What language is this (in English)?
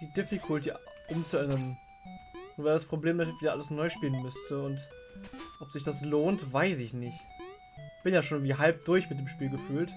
German